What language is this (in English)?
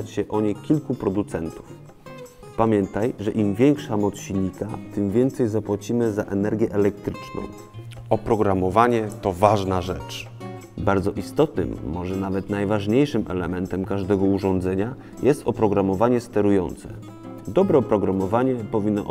Polish